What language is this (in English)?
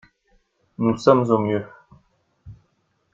French